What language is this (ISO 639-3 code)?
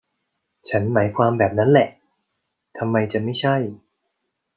tha